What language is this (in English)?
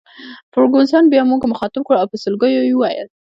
Pashto